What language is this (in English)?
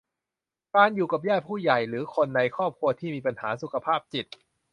Thai